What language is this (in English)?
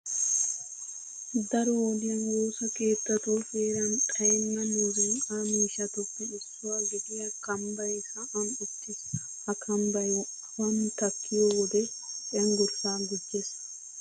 Wolaytta